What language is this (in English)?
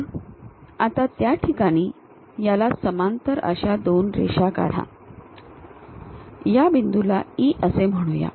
Marathi